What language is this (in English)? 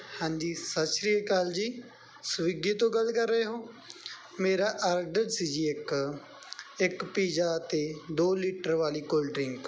Punjabi